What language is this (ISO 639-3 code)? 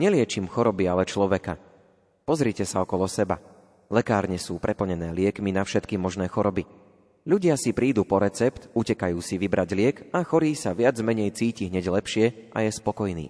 slk